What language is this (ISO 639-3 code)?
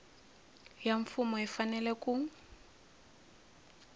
tso